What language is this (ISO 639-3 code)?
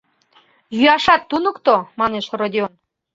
chm